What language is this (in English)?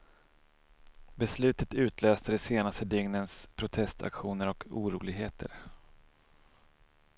Swedish